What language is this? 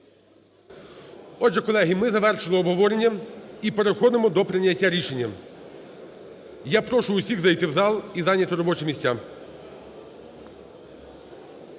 Ukrainian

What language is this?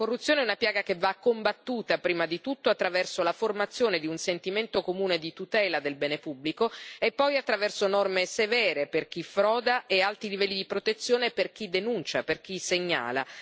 Italian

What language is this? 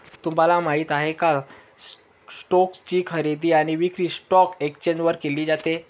Marathi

